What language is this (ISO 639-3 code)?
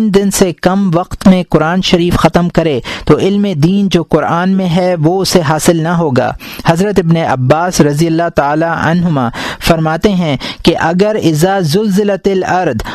urd